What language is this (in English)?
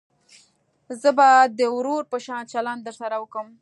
Pashto